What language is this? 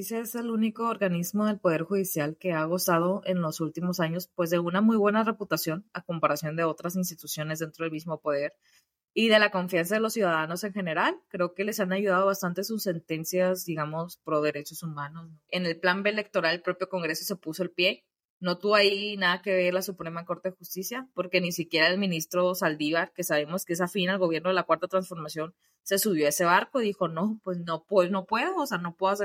Spanish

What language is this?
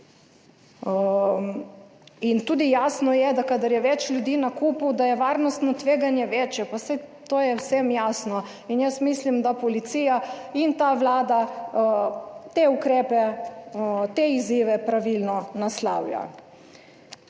Slovenian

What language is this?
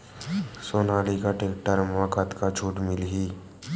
Chhattisgarhi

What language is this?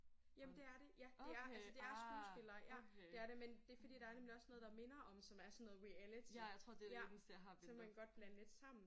Danish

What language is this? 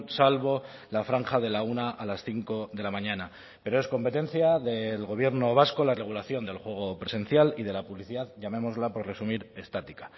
Spanish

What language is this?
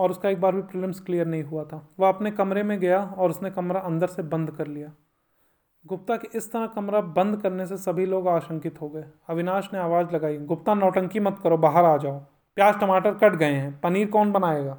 Hindi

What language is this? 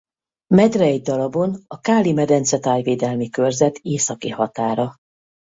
Hungarian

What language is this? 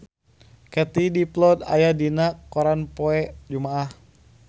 Sundanese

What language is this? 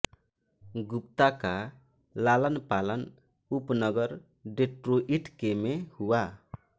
Hindi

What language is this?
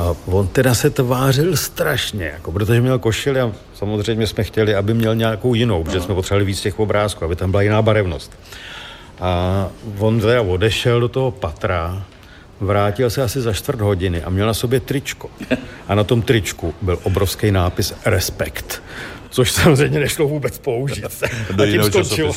Czech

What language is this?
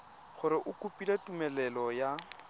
Tswana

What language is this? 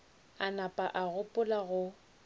Northern Sotho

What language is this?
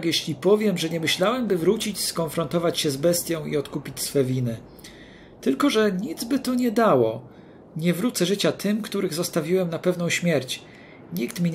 Polish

